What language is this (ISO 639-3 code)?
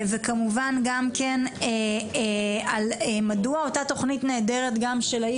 heb